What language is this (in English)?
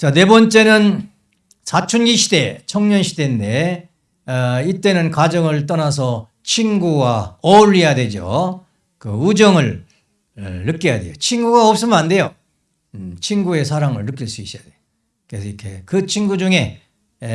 Korean